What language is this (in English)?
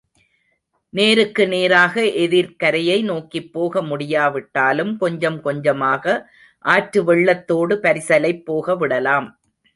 Tamil